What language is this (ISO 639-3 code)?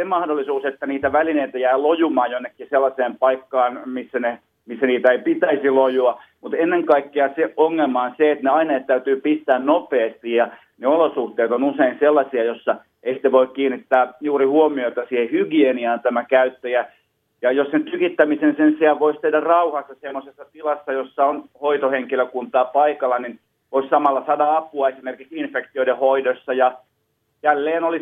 fin